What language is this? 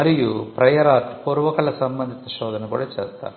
Telugu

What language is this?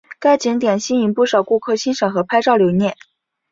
Chinese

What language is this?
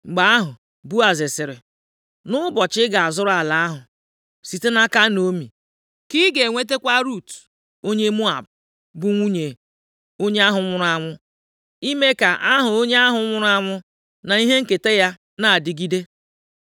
Igbo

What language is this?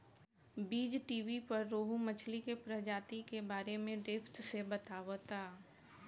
Bhojpuri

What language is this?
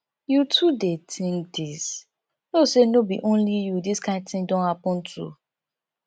Nigerian Pidgin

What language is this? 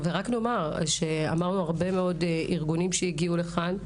Hebrew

